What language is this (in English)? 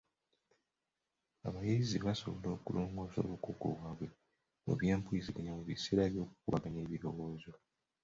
Ganda